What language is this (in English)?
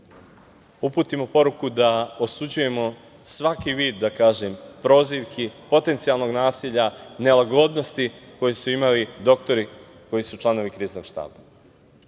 Serbian